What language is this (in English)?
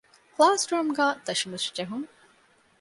Divehi